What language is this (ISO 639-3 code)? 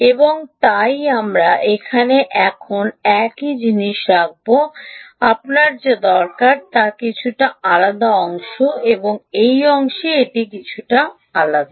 ben